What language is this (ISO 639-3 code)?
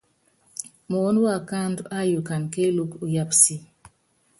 yav